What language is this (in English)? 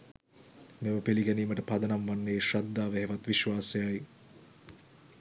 Sinhala